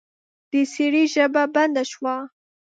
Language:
Pashto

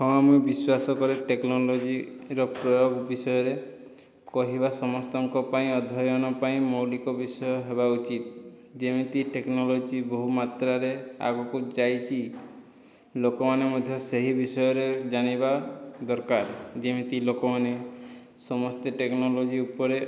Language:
Odia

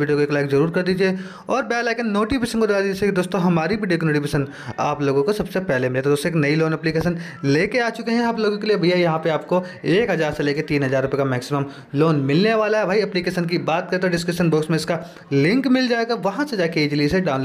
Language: Hindi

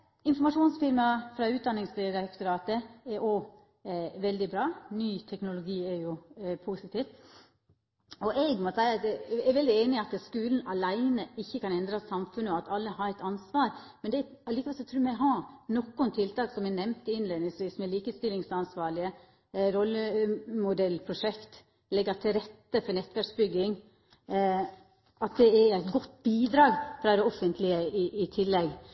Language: Norwegian Nynorsk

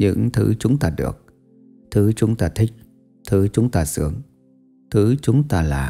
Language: Vietnamese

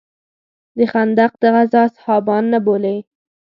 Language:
Pashto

